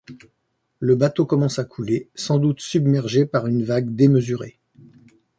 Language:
French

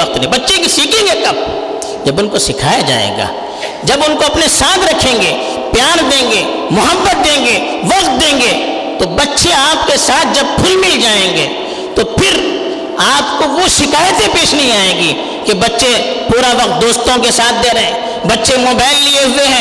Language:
Urdu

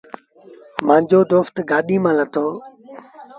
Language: Sindhi Bhil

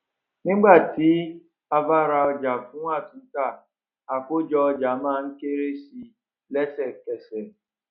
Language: Yoruba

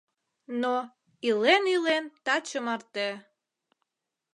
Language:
Mari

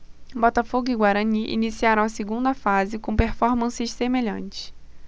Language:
Portuguese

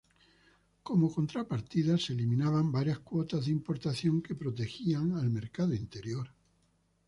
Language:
Spanish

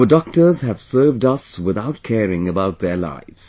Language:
English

